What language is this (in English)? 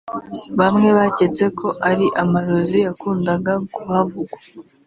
Kinyarwanda